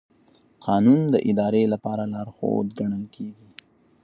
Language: Pashto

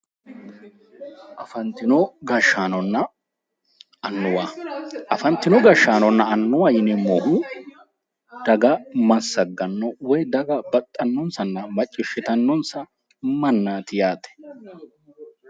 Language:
Sidamo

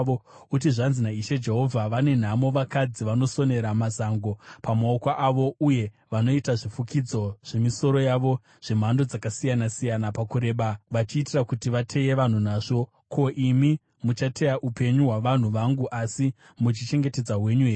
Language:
Shona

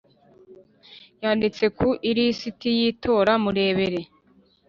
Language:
Kinyarwanda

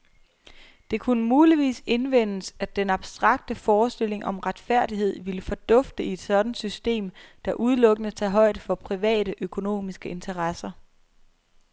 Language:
Danish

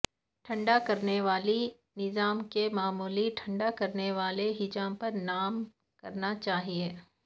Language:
Urdu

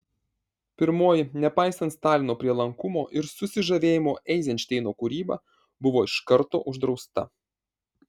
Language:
Lithuanian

